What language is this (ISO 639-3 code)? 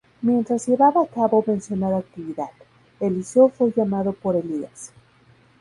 spa